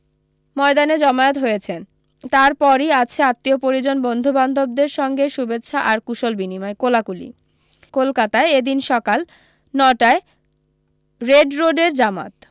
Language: Bangla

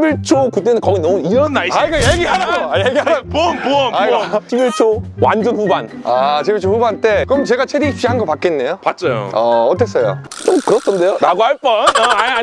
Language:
Korean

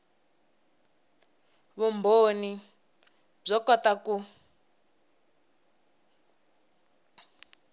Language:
Tsonga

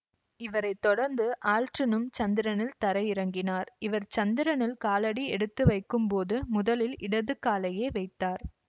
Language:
Tamil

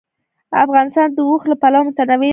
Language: Pashto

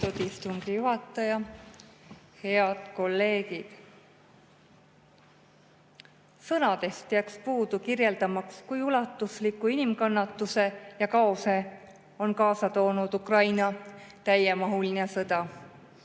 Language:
Estonian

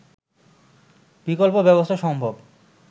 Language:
Bangla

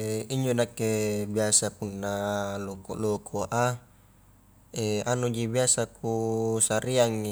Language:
Highland Konjo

